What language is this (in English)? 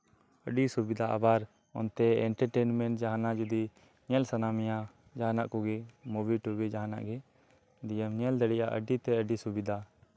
Santali